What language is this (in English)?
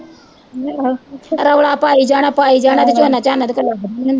Punjabi